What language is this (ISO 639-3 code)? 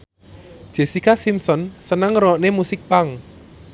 jav